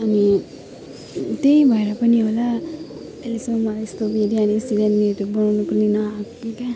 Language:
Nepali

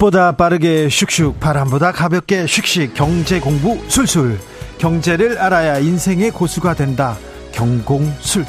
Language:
Korean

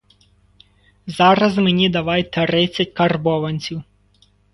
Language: Ukrainian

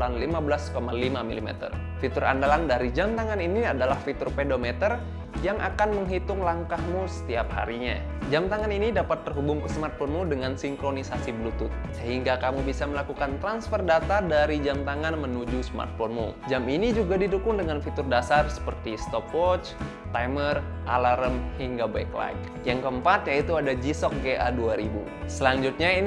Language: Indonesian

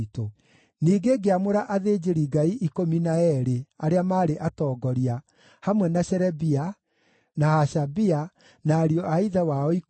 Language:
Kikuyu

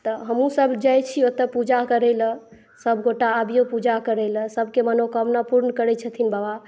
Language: Maithili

